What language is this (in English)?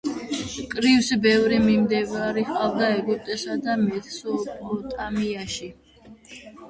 Georgian